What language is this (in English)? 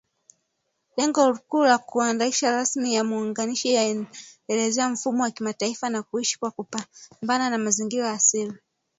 Swahili